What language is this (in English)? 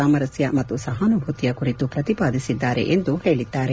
Kannada